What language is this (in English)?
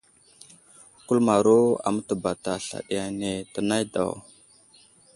Wuzlam